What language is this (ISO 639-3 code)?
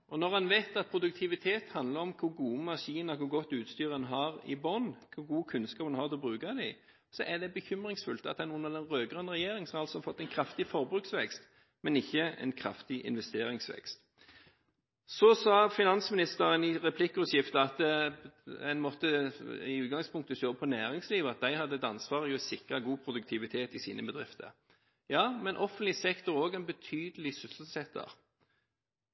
nob